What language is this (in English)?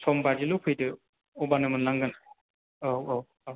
Bodo